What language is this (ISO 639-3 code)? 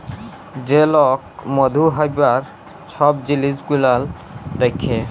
ben